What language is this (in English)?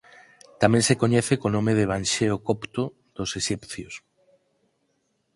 Galician